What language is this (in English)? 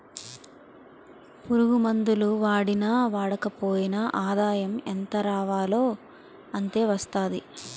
Telugu